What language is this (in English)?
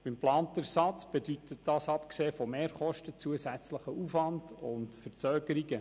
Swiss German